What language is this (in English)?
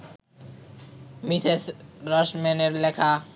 Bangla